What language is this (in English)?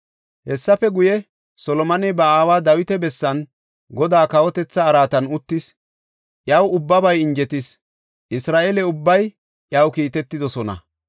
Gofa